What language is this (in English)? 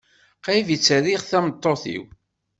Kabyle